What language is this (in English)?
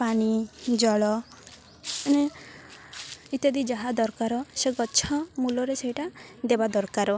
Odia